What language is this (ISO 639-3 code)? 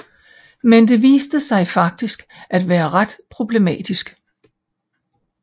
dan